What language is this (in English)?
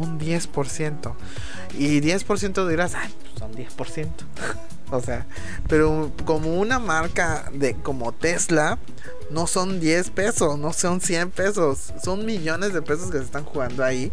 Spanish